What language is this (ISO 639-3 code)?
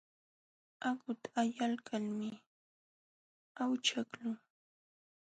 qxw